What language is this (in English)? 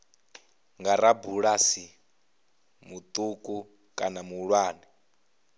Venda